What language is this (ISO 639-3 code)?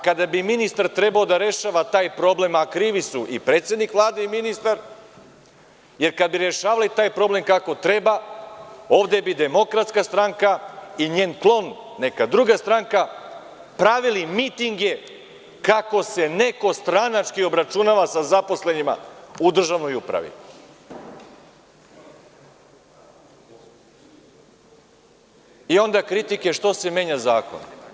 srp